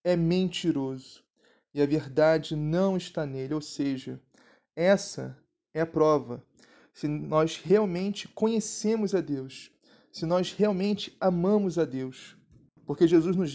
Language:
Portuguese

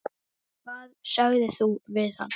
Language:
Icelandic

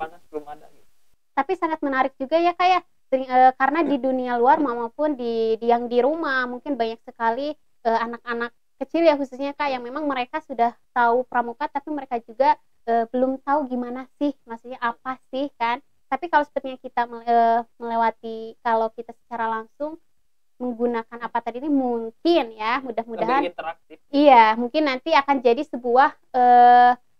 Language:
Indonesian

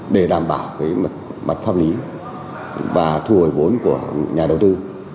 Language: Vietnamese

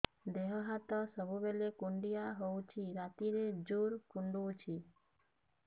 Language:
Odia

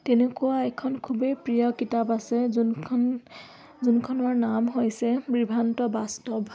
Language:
Assamese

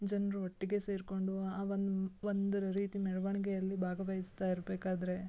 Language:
Kannada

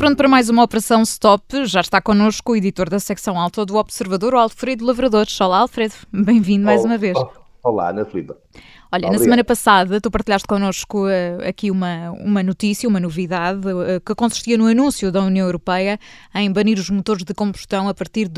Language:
Portuguese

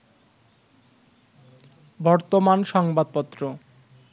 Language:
Bangla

